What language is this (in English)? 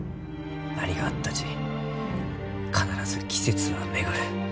Japanese